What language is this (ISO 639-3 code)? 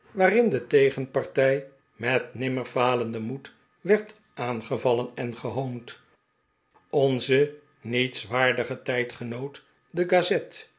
nld